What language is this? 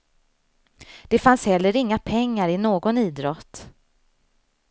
Swedish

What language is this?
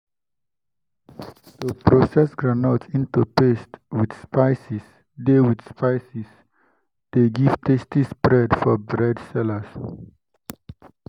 Nigerian Pidgin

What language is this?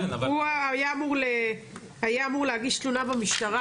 Hebrew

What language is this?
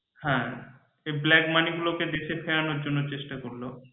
Bangla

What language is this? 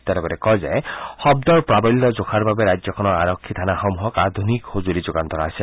Assamese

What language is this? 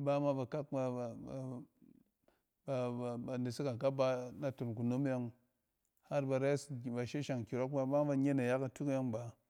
Cen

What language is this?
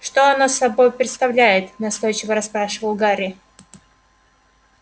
Russian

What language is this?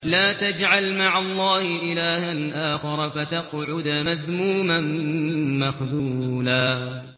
Arabic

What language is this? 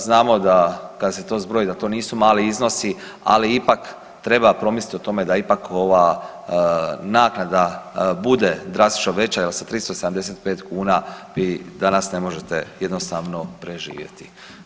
Croatian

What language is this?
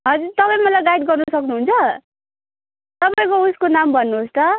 Nepali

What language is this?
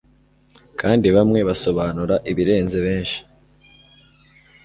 Kinyarwanda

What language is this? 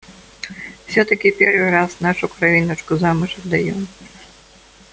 Russian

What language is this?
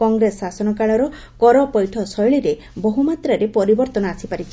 Odia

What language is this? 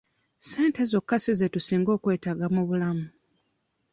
Ganda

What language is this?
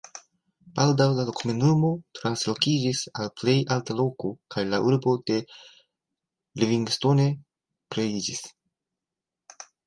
Esperanto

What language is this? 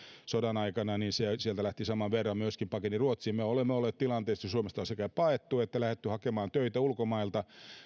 Finnish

